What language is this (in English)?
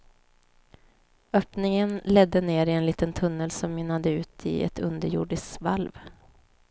Swedish